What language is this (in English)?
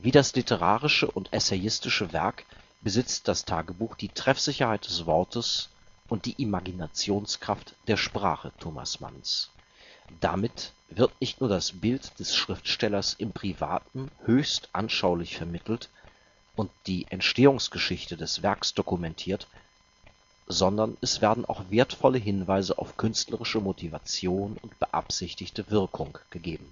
German